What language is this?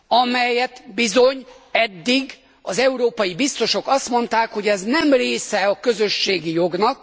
Hungarian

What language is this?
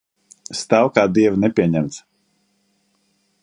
Latvian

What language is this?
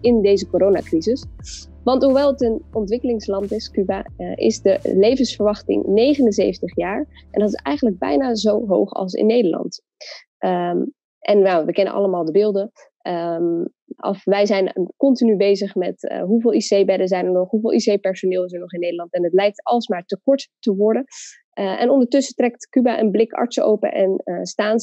Dutch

